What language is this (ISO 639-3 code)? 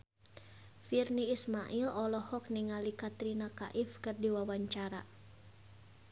sun